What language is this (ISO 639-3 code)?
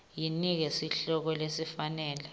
ssw